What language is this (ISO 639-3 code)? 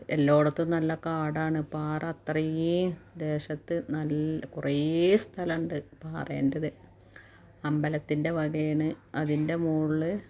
mal